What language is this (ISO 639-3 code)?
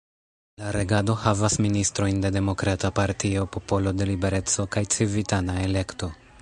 epo